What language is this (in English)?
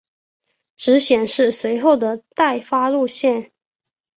Chinese